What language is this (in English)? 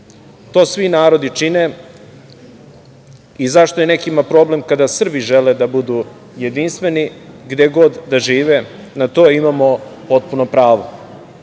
Serbian